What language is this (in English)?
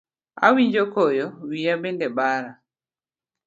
Luo (Kenya and Tanzania)